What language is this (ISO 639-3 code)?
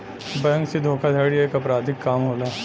bho